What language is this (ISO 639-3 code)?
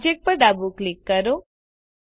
guj